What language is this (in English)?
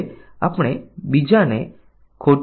Gujarati